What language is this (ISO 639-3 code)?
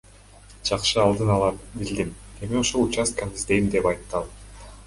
kir